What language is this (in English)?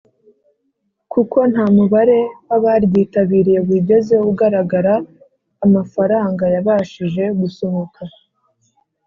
Kinyarwanda